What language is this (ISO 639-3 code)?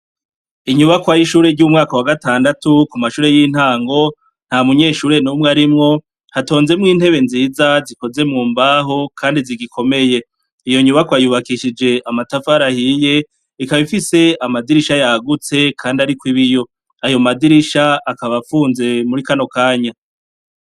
run